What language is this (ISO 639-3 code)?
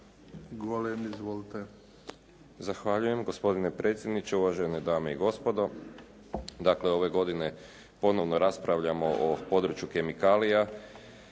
hrv